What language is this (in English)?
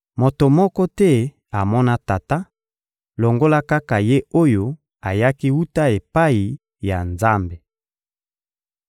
Lingala